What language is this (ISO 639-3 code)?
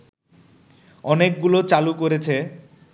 ben